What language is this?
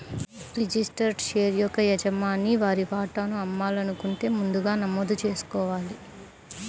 Telugu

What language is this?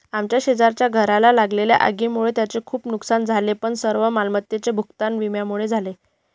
Marathi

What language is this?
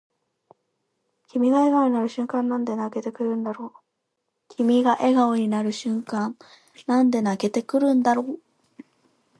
Japanese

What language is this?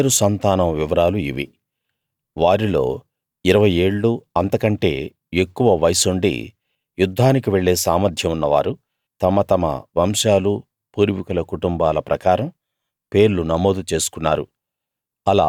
Telugu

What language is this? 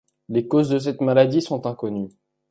French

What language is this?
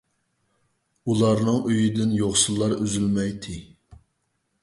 Uyghur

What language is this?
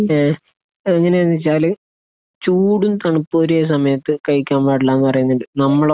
Malayalam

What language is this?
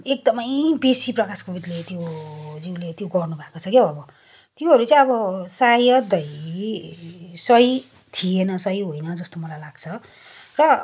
Nepali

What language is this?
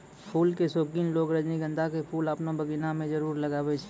Maithili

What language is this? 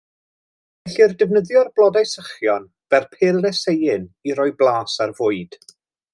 Welsh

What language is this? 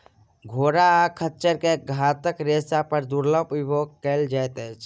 Maithili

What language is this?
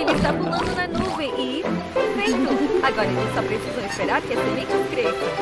Portuguese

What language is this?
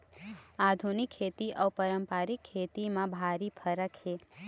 Chhattisgarhi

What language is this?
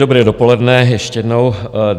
Czech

